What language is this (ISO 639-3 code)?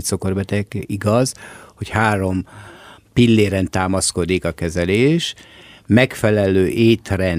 hun